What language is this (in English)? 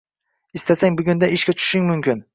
Uzbek